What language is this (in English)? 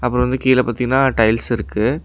Tamil